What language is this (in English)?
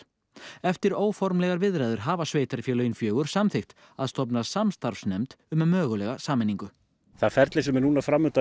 Icelandic